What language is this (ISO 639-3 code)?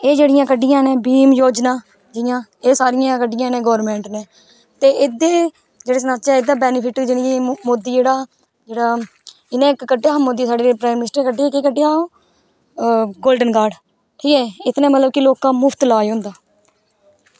doi